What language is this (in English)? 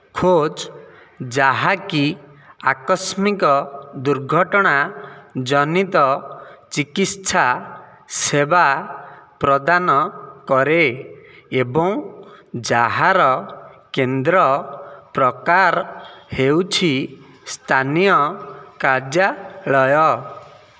Odia